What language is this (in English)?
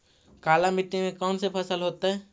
Magahi